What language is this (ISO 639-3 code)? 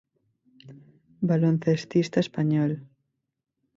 spa